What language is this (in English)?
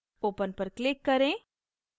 Hindi